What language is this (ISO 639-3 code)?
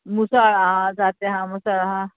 kok